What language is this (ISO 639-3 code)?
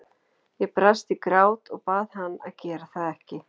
isl